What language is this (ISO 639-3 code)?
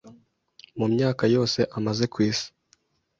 kin